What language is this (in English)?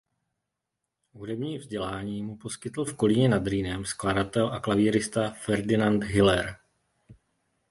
Czech